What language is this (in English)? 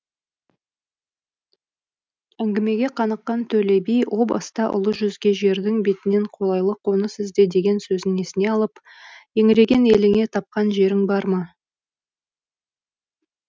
Kazakh